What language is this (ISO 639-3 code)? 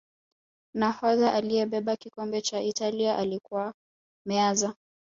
swa